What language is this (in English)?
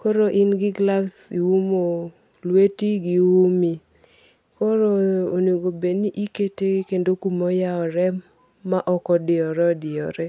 Luo (Kenya and Tanzania)